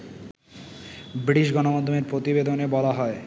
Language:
Bangla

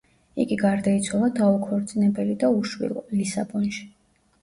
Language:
Georgian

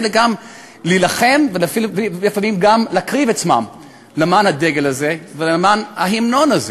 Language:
Hebrew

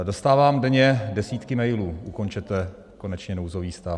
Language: Czech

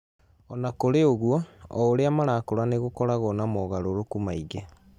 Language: Kikuyu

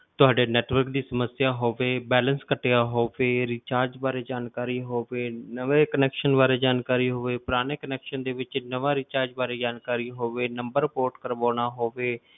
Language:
Punjabi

